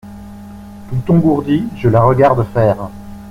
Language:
French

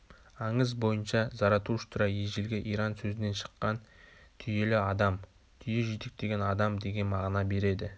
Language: Kazakh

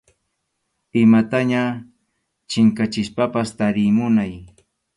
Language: Arequipa-La Unión Quechua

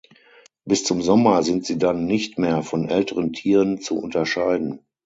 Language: German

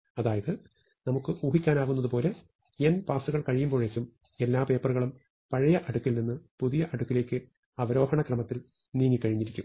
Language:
Malayalam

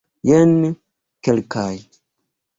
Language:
Esperanto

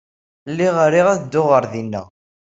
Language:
Kabyle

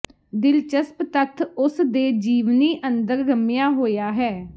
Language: Punjabi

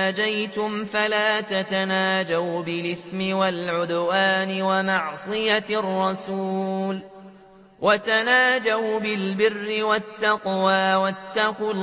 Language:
Arabic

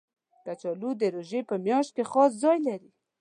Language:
Pashto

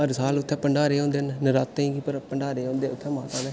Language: Dogri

